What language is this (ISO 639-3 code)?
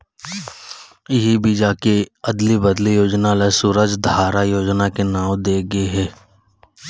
hne